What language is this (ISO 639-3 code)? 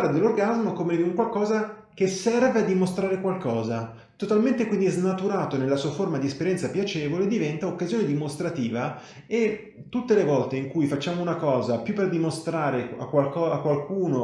ita